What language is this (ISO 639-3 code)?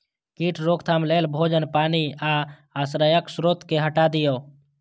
mai